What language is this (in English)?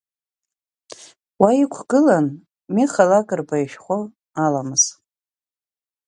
Abkhazian